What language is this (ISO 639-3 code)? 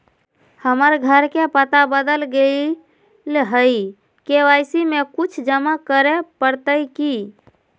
mag